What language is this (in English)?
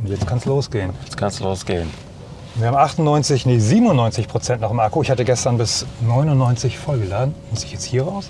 German